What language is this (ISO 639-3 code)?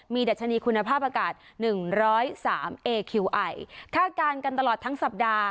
tha